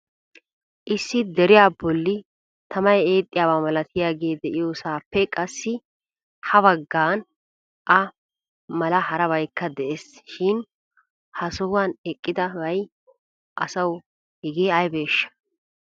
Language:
Wolaytta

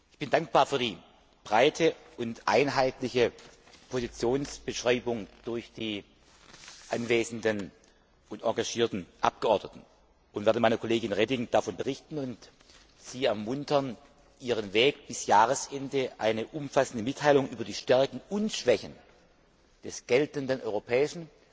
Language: German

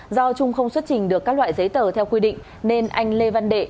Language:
Vietnamese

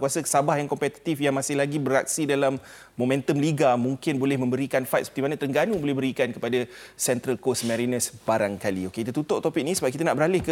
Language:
Malay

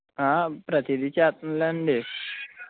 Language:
Telugu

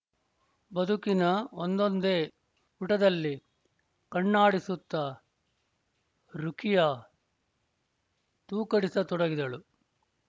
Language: Kannada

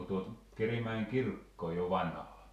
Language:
Finnish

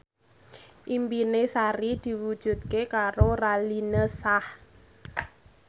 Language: Javanese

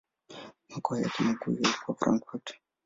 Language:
Swahili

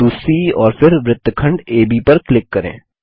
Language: Hindi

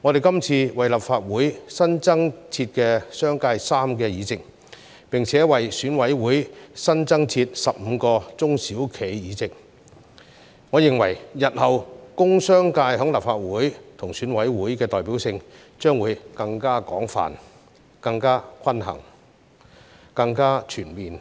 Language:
Cantonese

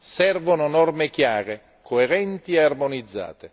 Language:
Italian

